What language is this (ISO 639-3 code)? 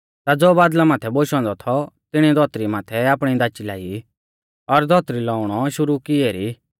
bfz